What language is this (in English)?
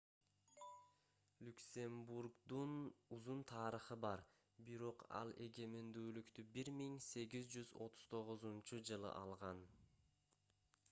Kyrgyz